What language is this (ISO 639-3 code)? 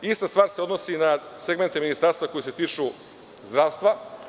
srp